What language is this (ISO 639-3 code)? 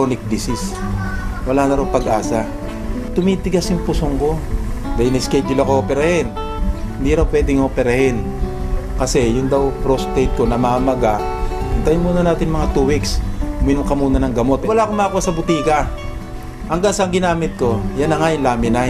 fil